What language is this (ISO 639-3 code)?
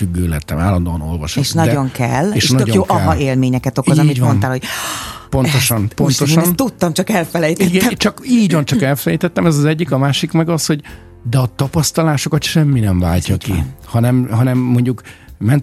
hun